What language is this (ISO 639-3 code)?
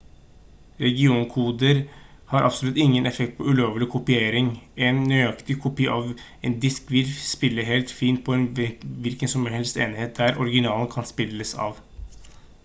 nob